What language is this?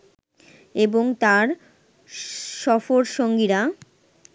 Bangla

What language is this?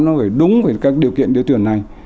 Vietnamese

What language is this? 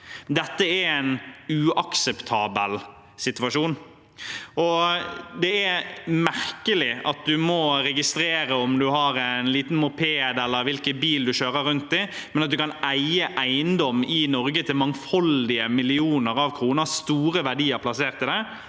Norwegian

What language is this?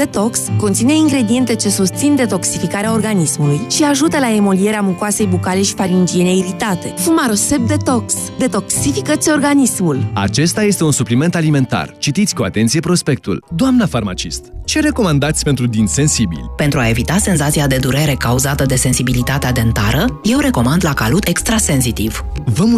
Romanian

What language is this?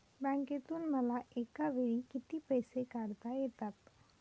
Marathi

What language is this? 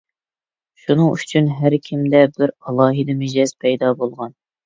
Uyghur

